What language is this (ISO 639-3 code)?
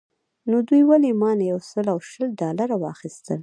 pus